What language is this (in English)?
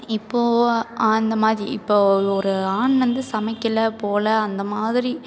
Tamil